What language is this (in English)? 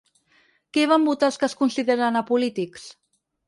Catalan